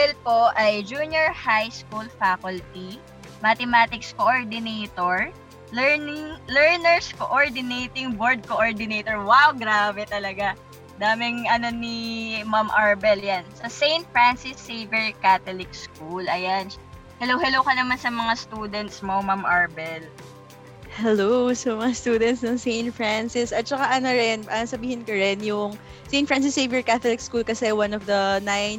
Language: Filipino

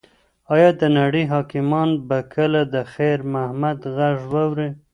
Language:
Pashto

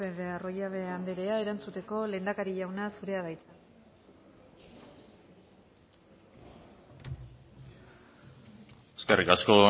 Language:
Basque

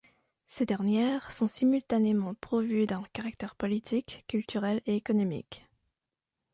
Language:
French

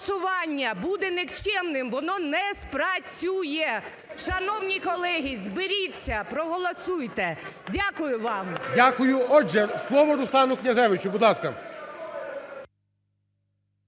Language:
Ukrainian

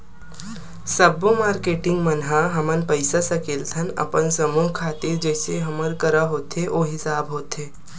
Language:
Chhattisgarhi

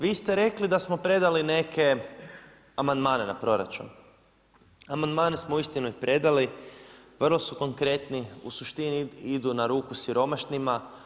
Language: Croatian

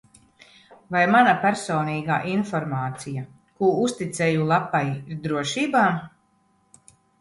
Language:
Latvian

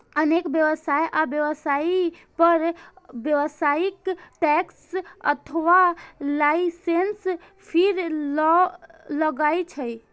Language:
Maithili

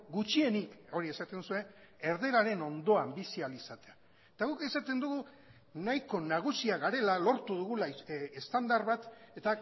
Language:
Basque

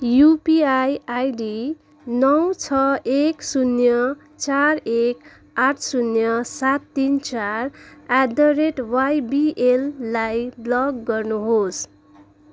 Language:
Nepali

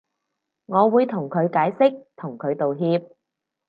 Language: Cantonese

